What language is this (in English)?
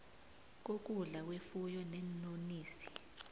South Ndebele